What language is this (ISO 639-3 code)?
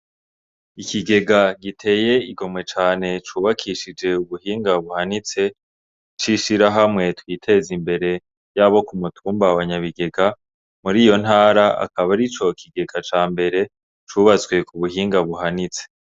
run